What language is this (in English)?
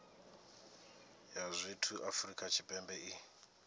Venda